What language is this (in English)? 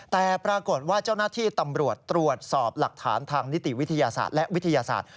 Thai